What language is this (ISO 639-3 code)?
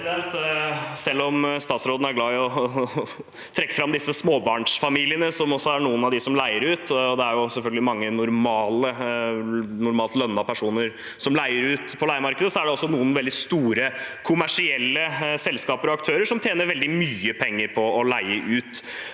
nor